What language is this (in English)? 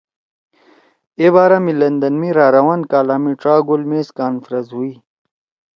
Torwali